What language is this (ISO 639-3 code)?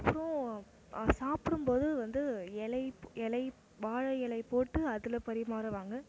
tam